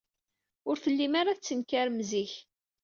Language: Kabyle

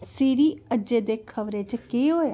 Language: Dogri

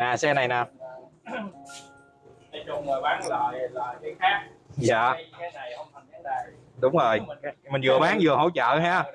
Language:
Vietnamese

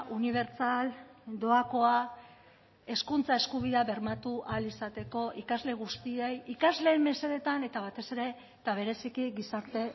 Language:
Basque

